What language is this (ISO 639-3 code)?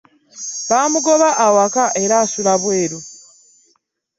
lug